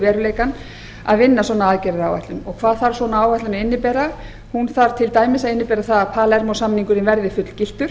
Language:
Icelandic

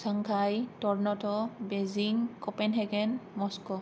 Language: Bodo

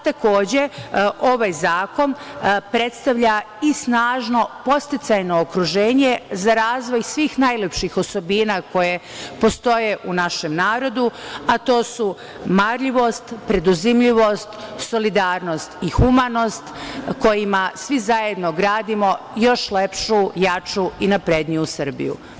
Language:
Serbian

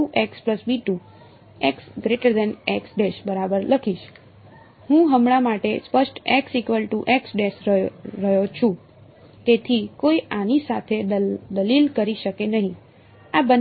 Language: Gujarati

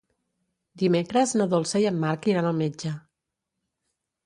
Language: Catalan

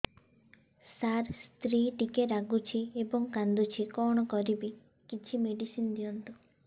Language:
Odia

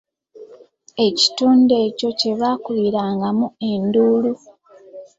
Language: Ganda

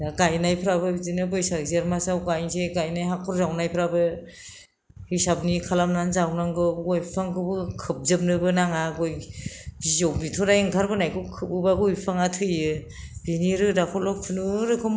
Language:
Bodo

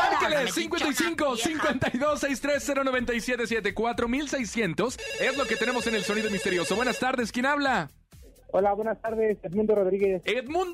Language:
Spanish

